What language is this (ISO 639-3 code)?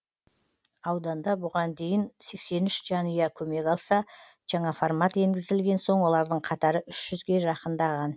kaz